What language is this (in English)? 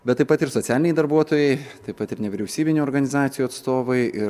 Lithuanian